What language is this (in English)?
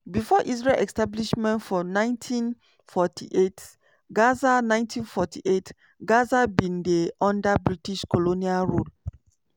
Nigerian Pidgin